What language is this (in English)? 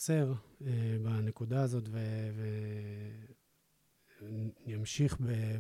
Hebrew